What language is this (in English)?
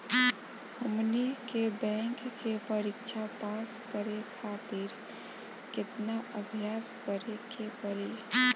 Bhojpuri